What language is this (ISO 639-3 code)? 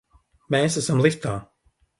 lav